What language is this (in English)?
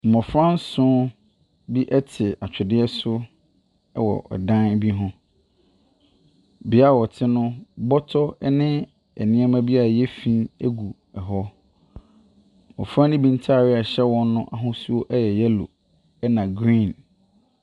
Akan